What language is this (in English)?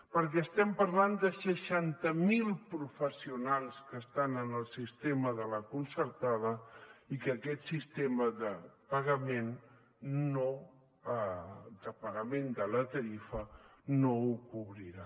Catalan